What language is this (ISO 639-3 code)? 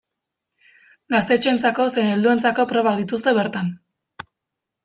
eus